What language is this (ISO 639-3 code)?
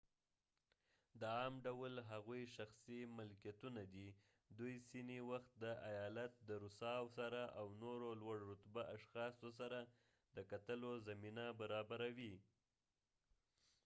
pus